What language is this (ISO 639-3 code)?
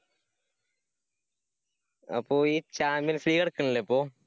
mal